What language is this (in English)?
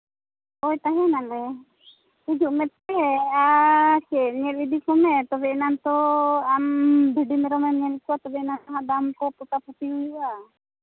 Santali